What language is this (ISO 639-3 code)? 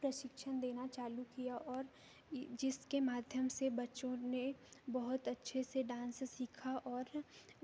hin